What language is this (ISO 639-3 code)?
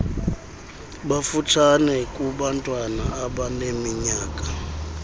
xho